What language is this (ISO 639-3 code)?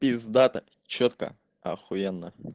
rus